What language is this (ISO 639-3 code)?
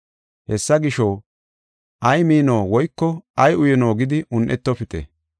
gof